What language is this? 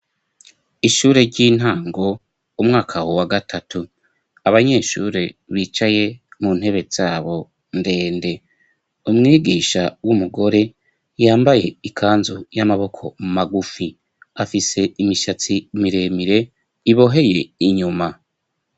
Rundi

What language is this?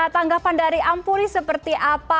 Indonesian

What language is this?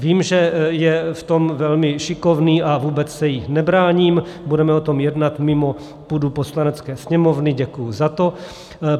Czech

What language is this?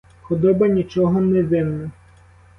Ukrainian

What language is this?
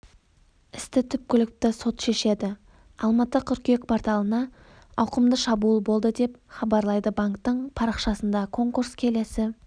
Kazakh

